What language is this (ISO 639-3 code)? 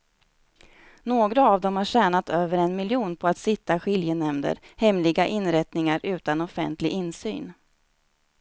swe